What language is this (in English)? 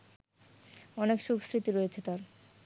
Bangla